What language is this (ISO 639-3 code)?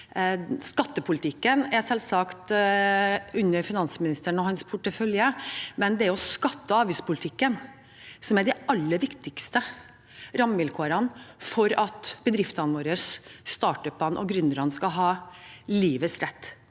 nor